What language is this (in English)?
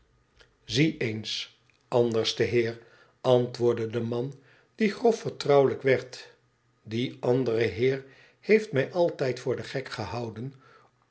Dutch